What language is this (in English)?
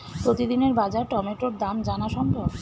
Bangla